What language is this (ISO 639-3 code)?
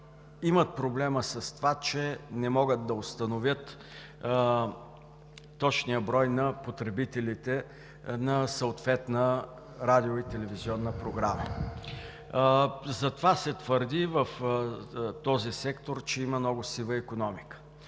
bul